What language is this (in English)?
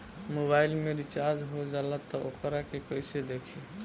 Bhojpuri